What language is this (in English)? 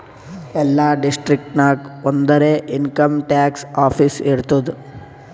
Kannada